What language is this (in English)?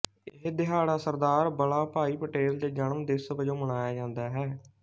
Punjabi